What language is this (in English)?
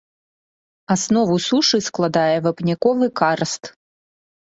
Belarusian